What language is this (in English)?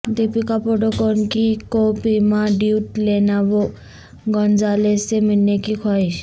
Urdu